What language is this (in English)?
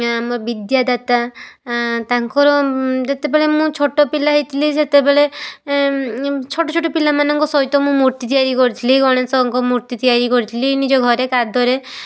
Odia